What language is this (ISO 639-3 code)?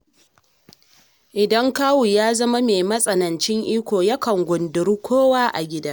hau